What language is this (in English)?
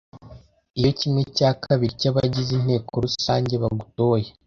Kinyarwanda